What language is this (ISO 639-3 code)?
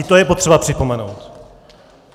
ces